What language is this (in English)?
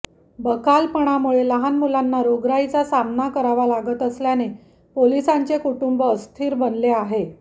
Marathi